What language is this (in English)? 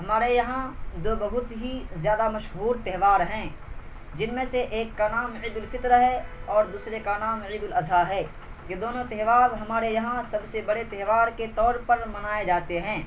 Urdu